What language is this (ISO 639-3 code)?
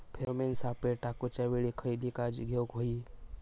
mar